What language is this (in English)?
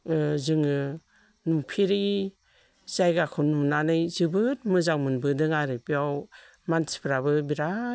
Bodo